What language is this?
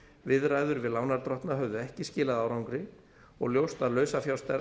Icelandic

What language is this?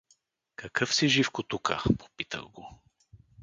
Bulgarian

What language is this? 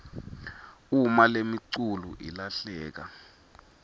Swati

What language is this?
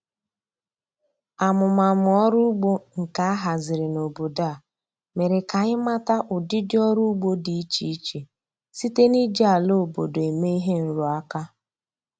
Igbo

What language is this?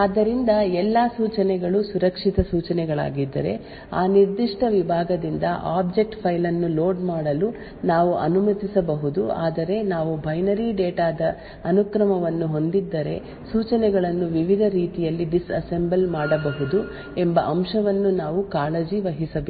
Kannada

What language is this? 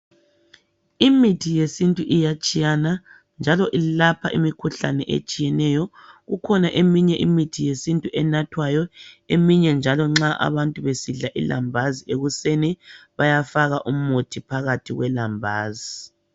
North Ndebele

